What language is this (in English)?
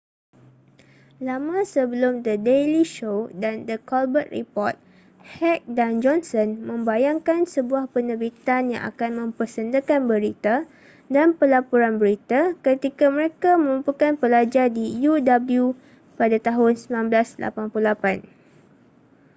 Malay